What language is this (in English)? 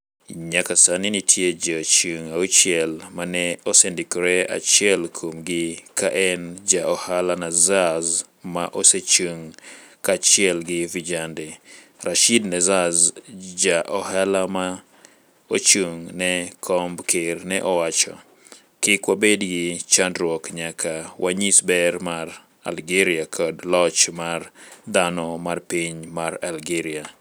Luo (Kenya and Tanzania)